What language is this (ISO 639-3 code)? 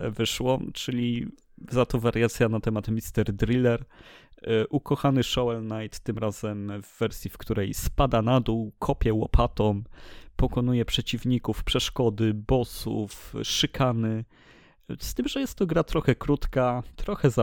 pol